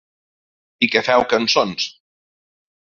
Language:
Catalan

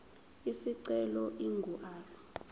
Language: Zulu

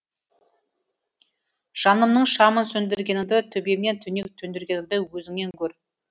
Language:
Kazakh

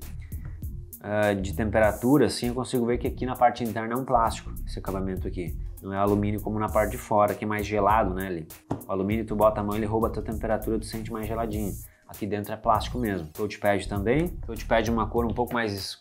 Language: Portuguese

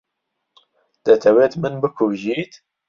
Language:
Central Kurdish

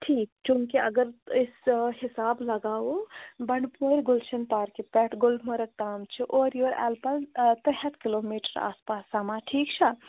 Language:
Kashmiri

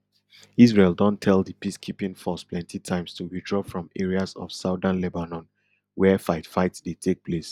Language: Nigerian Pidgin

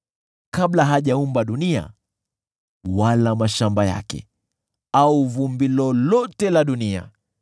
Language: Swahili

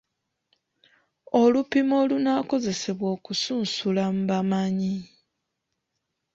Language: Ganda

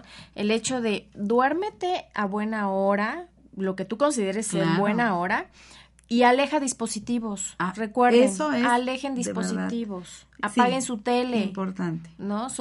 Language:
Spanish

